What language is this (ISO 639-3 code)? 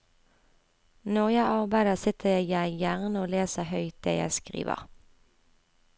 nor